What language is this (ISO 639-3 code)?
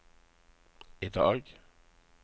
nor